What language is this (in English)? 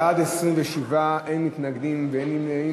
Hebrew